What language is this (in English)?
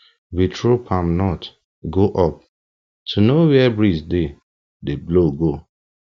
Nigerian Pidgin